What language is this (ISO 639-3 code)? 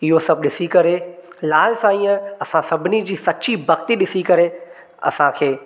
snd